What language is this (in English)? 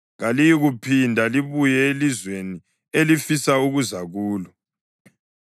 North Ndebele